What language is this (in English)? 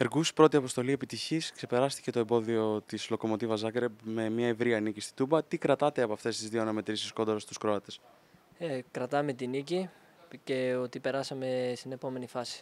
Greek